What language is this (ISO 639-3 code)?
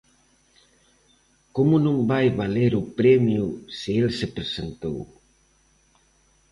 glg